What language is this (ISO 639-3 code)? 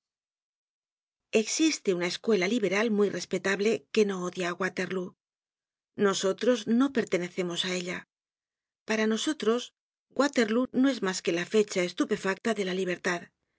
spa